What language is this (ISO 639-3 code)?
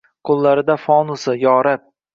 uzb